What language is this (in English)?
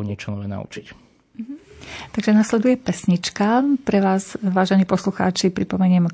Slovak